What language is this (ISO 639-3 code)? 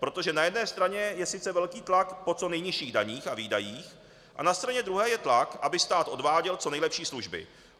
ces